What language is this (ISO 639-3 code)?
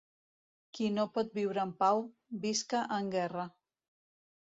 cat